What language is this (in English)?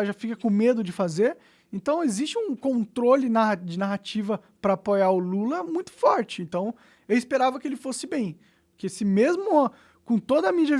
Portuguese